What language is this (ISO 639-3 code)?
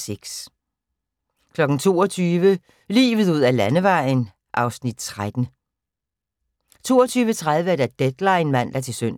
dan